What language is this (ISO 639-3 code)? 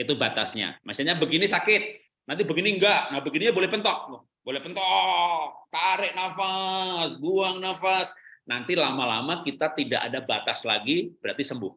ind